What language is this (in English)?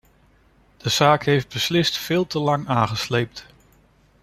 Dutch